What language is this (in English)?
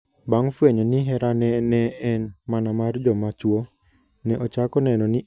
Luo (Kenya and Tanzania)